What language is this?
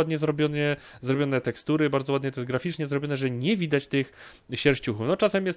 Polish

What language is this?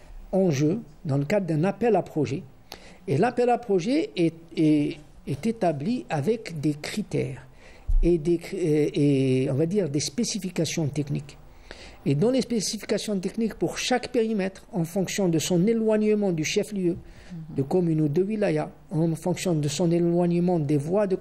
French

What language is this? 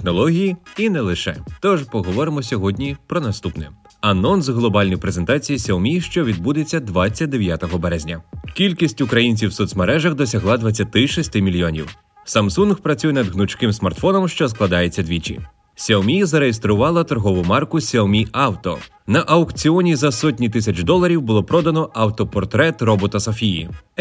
Ukrainian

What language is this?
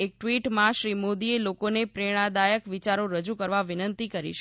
Gujarati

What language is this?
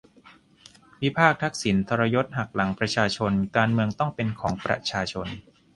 Thai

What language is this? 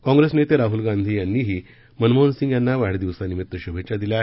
Marathi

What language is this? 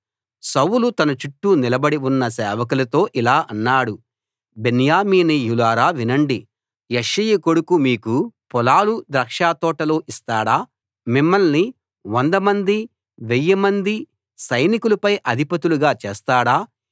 Telugu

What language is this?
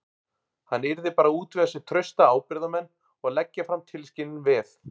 Icelandic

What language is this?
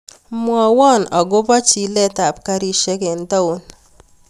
Kalenjin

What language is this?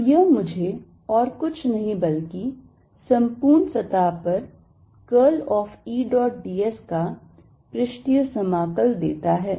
Hindi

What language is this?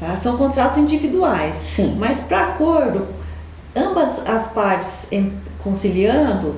Portuguese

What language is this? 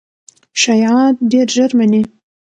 Pashto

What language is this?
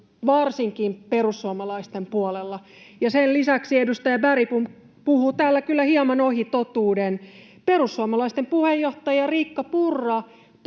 Finnish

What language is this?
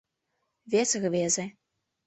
Mari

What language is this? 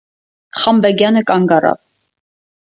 Armenian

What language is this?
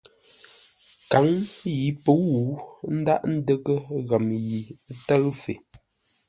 Ngombale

